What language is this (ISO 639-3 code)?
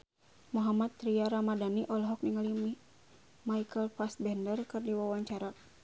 sun